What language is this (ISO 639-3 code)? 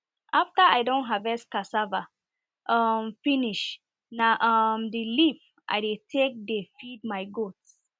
pcm